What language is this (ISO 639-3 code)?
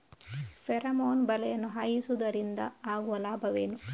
kan